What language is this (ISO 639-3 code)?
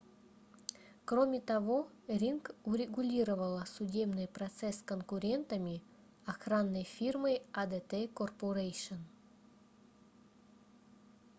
rus